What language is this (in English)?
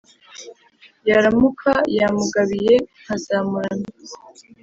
Kinyarwanda